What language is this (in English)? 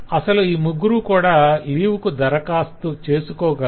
Telugu